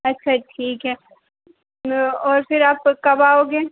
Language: Hindi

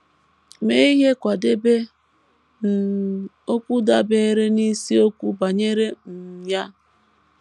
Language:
Igbo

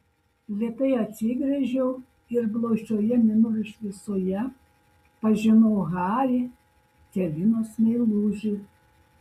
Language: Lithuanian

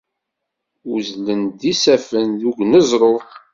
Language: Kabyle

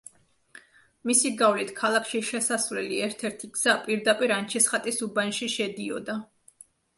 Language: Georgian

